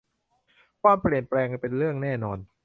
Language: Thai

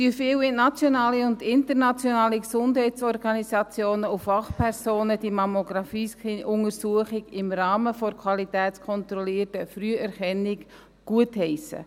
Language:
Swiss German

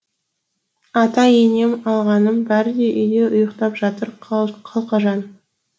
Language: Kazakh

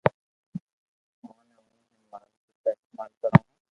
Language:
Loarki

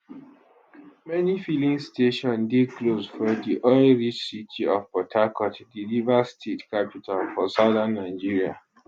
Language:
Nigerian Pidgin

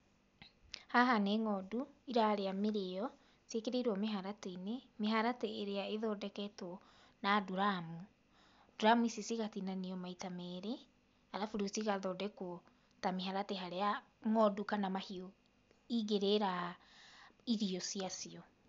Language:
Kikuyu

